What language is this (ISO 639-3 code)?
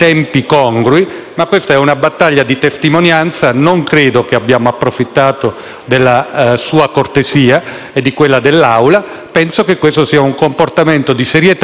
ita